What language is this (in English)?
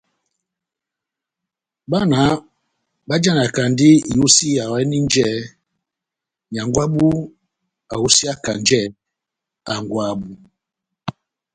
Batanga